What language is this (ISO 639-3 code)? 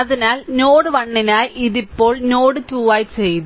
mal